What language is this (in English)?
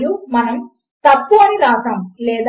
Telugu